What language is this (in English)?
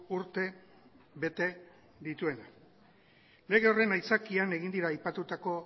Basque